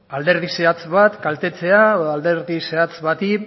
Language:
Basque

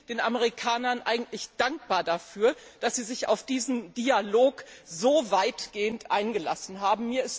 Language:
German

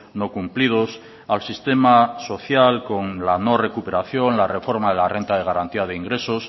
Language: Spanish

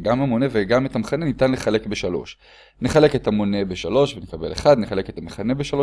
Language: Hebrew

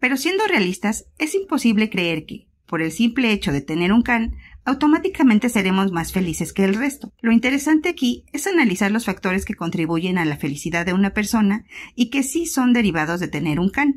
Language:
Spanish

